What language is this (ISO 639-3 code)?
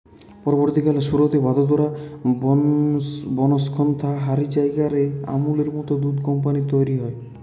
ben